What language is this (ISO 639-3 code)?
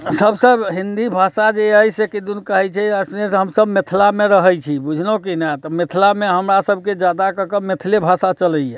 mai